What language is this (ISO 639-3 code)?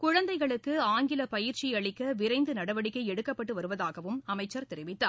tam